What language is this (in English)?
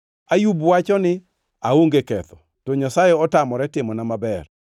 Luo (Kenya and Tanzania)